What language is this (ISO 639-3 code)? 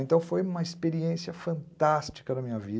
por